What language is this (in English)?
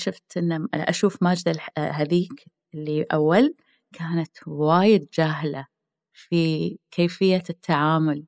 Arabic